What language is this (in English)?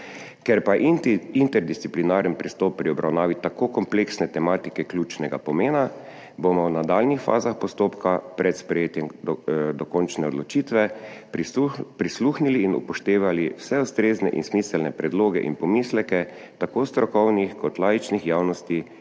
Slovenian